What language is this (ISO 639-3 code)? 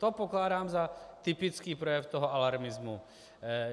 ces